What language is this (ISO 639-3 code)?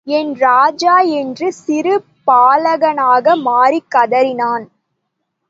tam